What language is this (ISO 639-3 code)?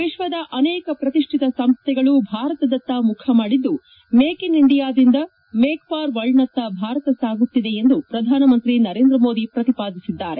kan